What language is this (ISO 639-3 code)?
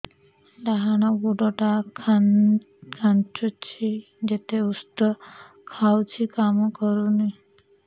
ori